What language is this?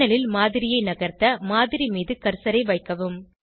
Tamil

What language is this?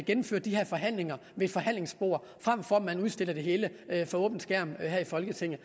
Danish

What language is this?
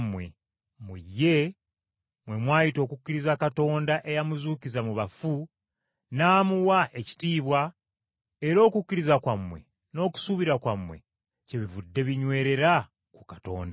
Ganda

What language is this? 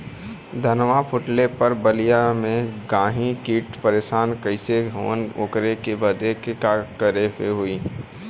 Bhojpuri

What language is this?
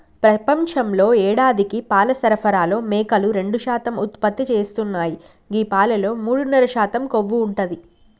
Telugu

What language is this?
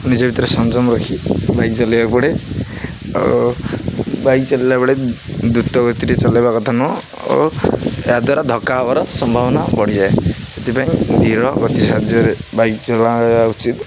Odia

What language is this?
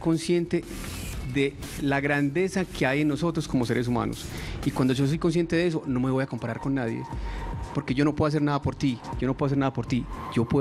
Spanish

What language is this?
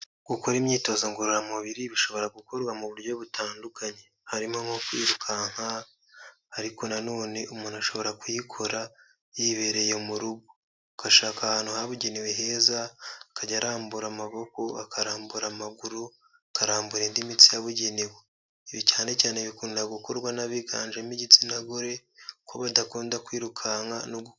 Kinyarwanda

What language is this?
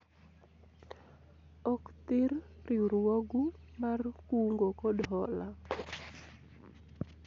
Luo (Kenya and Tanzania)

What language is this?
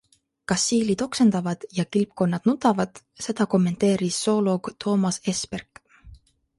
Estonian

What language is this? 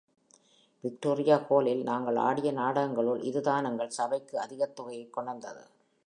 Tamil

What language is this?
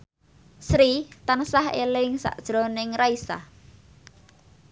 Javanese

